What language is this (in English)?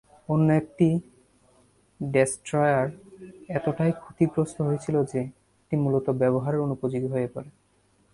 Bangla